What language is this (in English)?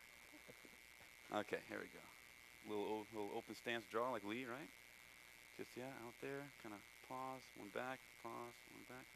English